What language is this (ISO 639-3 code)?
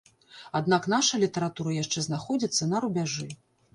bel